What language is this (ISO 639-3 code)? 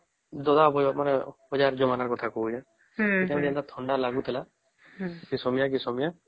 ori